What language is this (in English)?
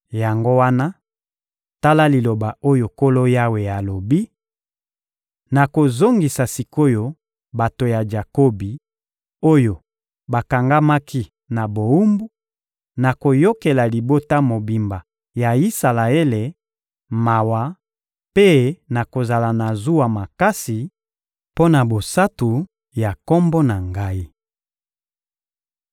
Lingala